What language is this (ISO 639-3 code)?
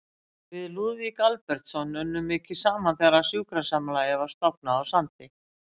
isl